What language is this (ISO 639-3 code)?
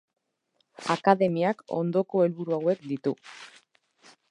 eus